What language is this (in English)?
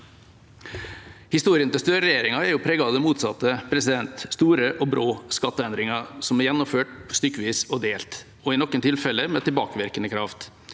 Norwegian